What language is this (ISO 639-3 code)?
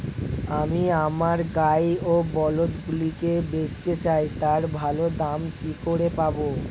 ben